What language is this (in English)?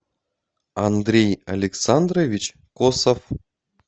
Russian